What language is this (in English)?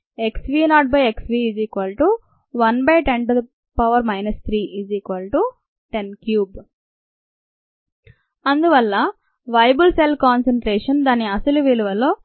Telugu